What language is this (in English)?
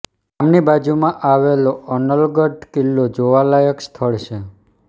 Gujarati